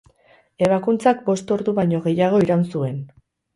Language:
Basque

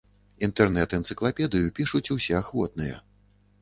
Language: Belarusian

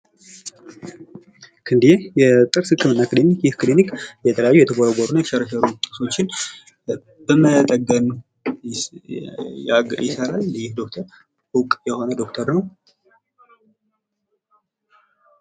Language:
Amharic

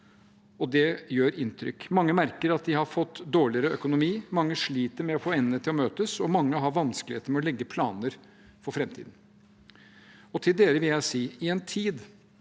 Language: Norwegian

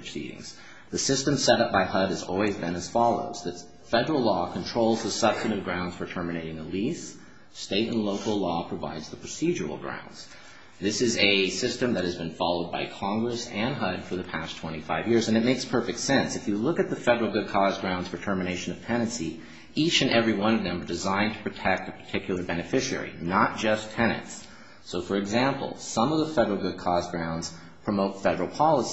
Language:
English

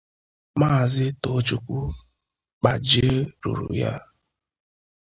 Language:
Igbo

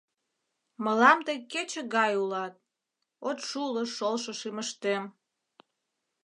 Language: Mari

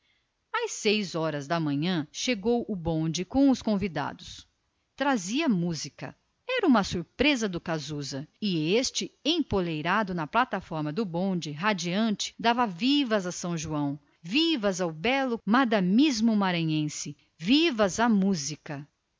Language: Portuguese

